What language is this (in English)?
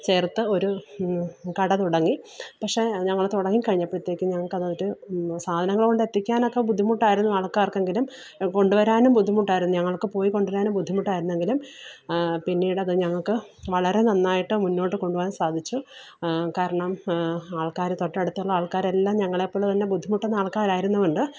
Malayalam